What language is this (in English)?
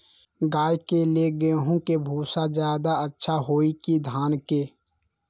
Magahi